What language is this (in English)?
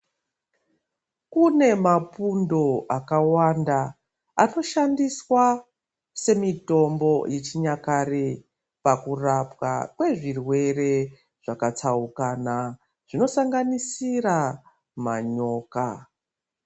Ndau